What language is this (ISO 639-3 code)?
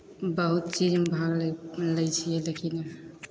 mai